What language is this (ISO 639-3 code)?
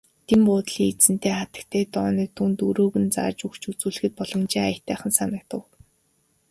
mon